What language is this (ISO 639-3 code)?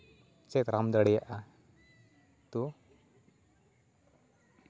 sat